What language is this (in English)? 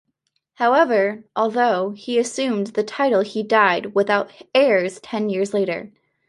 English